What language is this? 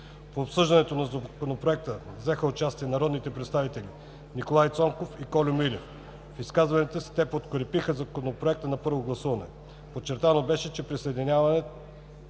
Bulgarian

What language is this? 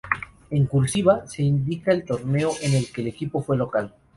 Spanish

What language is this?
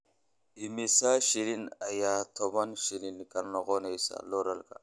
Somali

